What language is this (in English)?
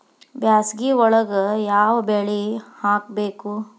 Kannada